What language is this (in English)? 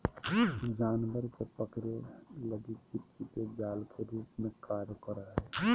Magahi